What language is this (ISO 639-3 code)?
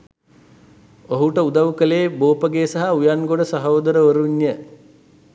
sin